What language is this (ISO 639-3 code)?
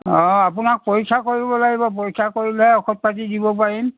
asm